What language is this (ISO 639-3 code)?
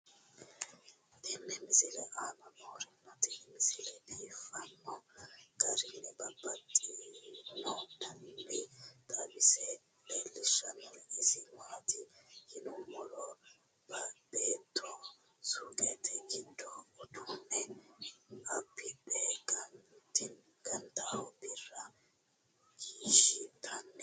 sid